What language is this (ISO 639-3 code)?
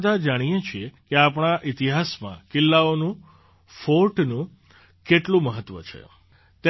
guj